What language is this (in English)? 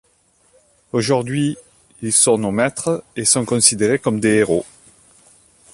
French